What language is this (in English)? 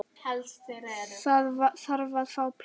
Icelandic